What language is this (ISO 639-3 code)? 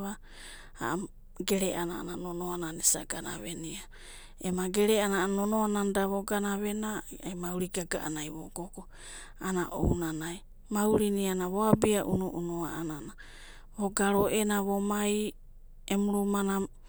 kbt